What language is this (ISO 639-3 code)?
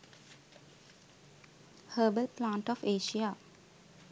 sin